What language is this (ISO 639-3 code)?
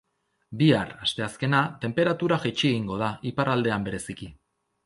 eus